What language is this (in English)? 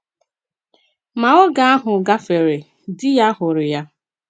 Igbo